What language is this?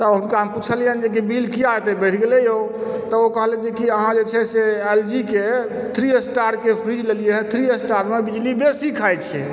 Maithili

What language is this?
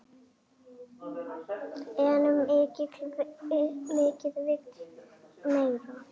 Icelandic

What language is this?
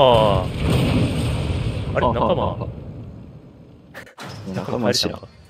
Japanese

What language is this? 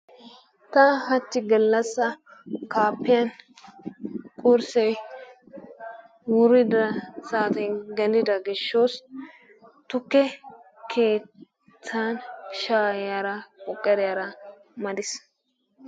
Wolaytta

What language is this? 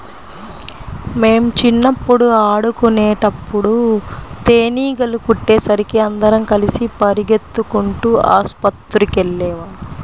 Telugu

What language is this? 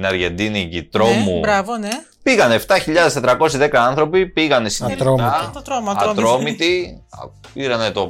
Greek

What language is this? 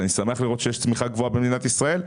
Hebrew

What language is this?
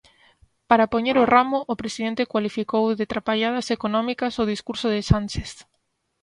Galician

